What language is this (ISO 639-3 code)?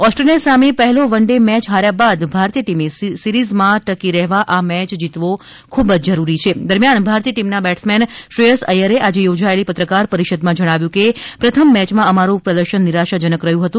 guj